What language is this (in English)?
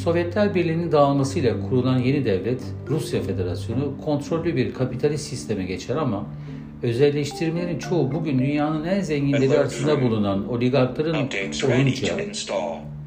Turkish